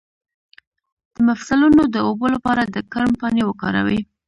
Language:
Pashto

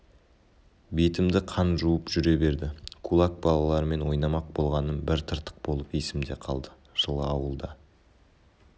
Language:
Kazakh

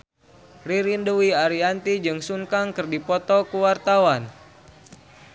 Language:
Sundanese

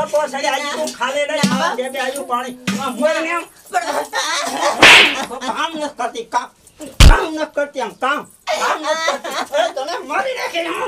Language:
Romanian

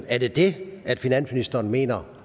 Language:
Danish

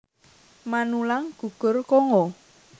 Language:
Javanese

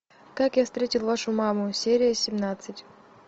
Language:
Russian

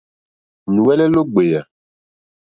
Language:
Mokpwe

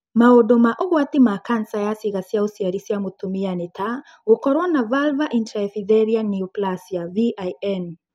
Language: Kikuyu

